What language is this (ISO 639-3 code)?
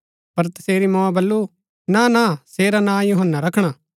gbk